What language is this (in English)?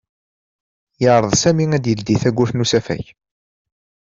Kabyle